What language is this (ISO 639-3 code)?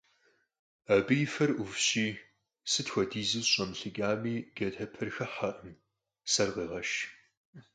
kbd